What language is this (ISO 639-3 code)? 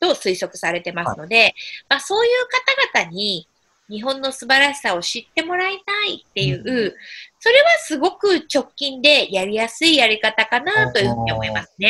jpn